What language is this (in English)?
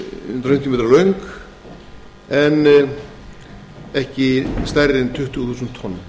Icelandic